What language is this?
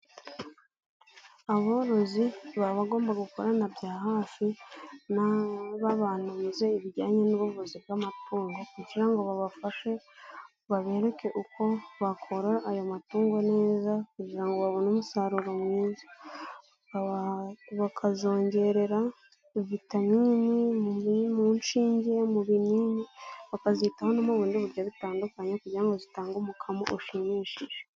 Kinyarwanda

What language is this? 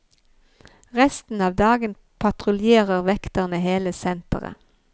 Norwegian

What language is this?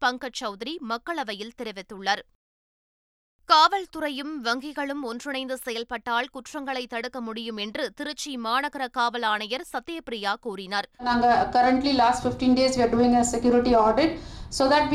Tamil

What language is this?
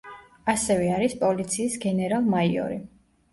Georgian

